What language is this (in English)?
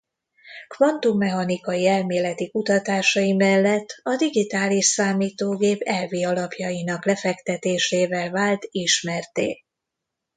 Hungarian